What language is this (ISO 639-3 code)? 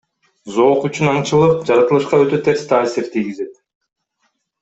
kir